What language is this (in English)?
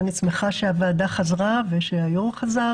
Hebrew